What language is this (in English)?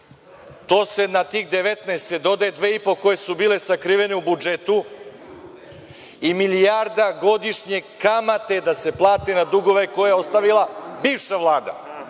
Serbian